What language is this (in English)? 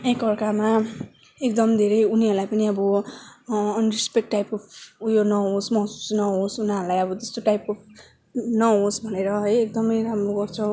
Nepali